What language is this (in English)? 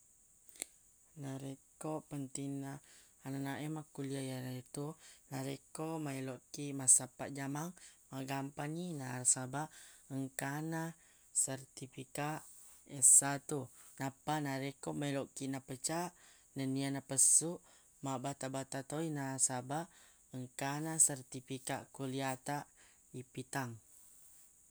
Buginese